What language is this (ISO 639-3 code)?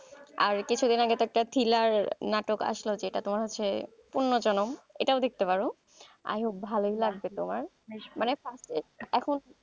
ben